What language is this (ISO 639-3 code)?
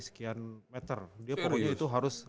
ind